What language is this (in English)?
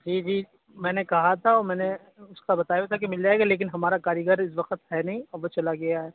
Urdu